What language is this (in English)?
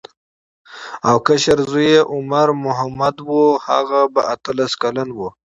Pashto